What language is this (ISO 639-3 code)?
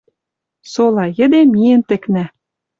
mrj